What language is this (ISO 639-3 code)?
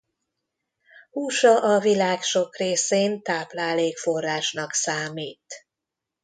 hun